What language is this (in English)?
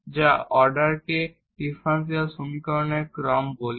Bangla